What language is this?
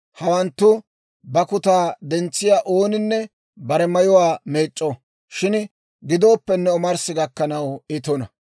Dawro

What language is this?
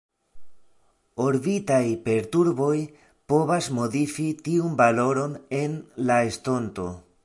Esperanto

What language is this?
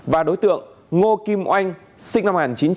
Vietnamese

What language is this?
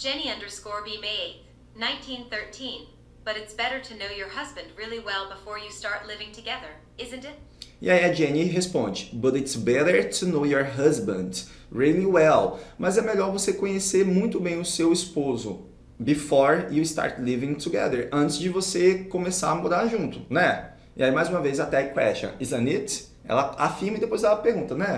Portuguese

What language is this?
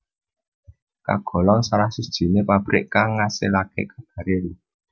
Javanese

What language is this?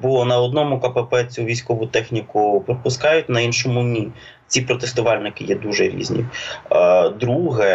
Ukrainian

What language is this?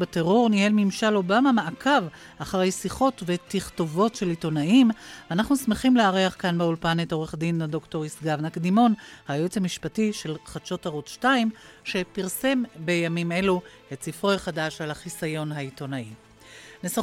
Hebrew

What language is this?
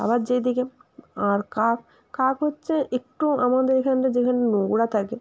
Bangla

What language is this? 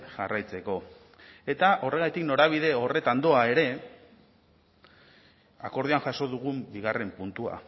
Basque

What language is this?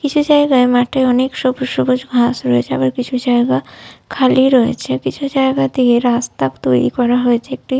Bangla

